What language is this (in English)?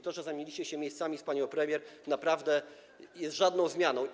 Polish